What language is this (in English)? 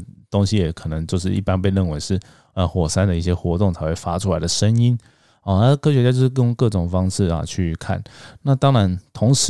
Chinese